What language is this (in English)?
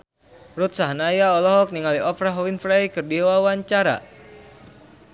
Sundanese